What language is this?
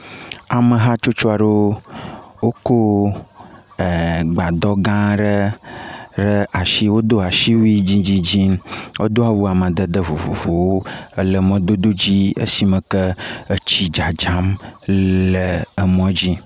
Ewe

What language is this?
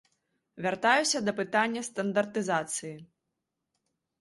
Belarusian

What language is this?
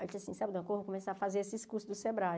Portuguese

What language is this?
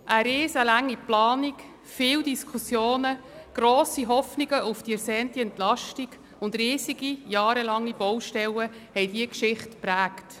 Swiss German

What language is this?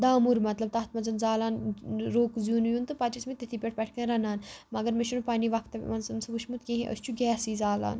Kashmiri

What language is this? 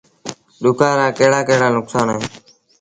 Sindhi Bhil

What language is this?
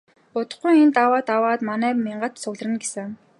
Mongolian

